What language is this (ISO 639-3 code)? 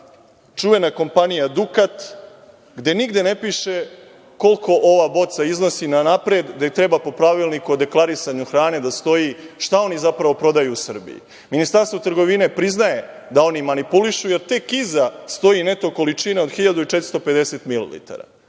srp